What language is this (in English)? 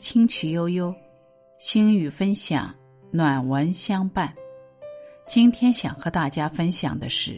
Chinese